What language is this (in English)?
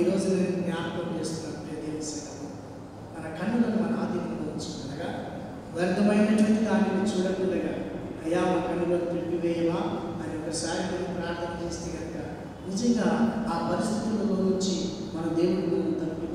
Hindi